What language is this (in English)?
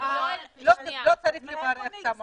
Hebrew